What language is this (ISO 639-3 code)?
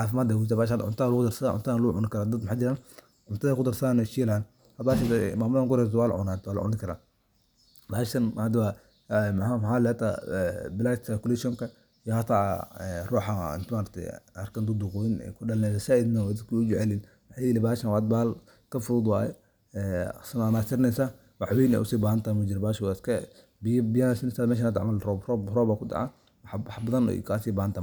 som